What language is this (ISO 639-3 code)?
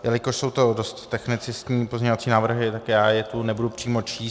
ces